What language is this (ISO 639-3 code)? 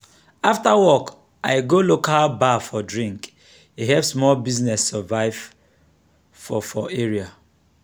pcm